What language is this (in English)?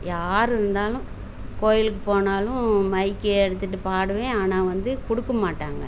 Tamil